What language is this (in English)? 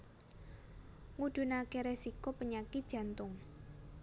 Javanese